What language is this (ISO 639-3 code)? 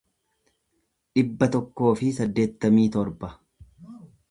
orm